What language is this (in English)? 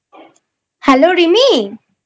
Bangla